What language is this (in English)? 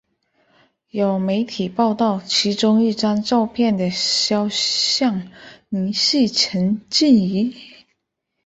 Chinese